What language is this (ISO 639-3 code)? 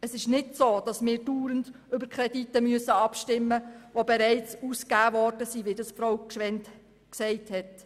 gsw